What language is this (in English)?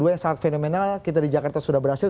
Indonesian